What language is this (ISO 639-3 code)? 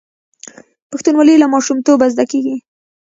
pus